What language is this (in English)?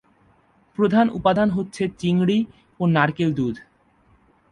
Bangla